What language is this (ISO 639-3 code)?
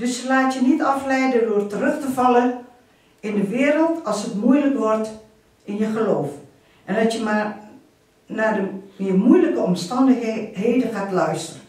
nld